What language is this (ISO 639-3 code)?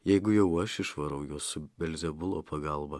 lit